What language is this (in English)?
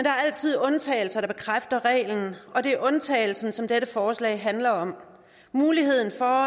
Danish